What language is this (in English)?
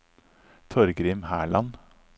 Norwegian